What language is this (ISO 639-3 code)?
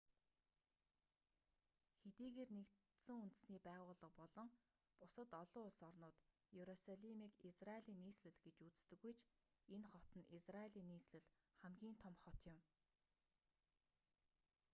mon